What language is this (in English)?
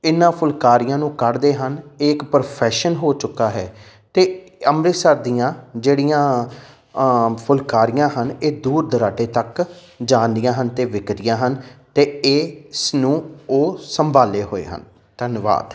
Punjabi